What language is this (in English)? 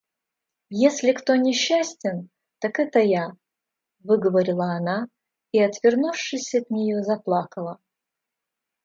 Russian